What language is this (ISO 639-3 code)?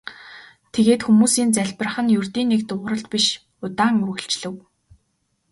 mon